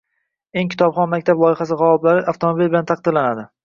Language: Uzbek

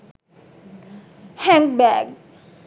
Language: Sinhala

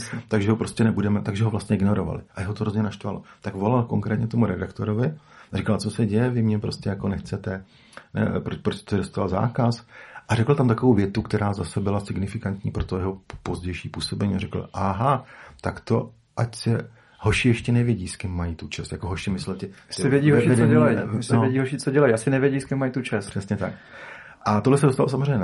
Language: Czech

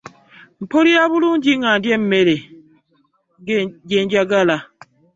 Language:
Ganda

